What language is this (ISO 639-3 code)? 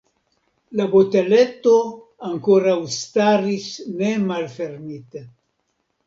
epo